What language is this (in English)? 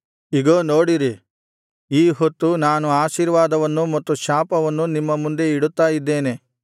Kannada